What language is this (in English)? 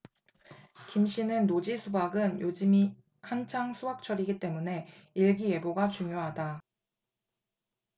Korean